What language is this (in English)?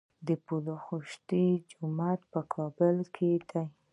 Pashto